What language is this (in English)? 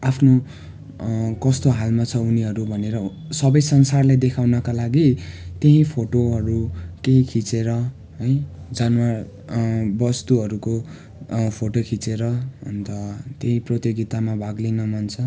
Nepali